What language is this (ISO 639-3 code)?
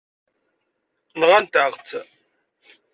kab